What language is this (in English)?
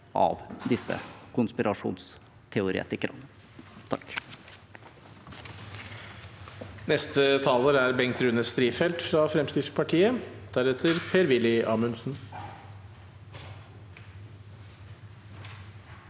Norwegian